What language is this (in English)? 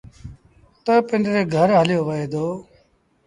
Sindhi Bhil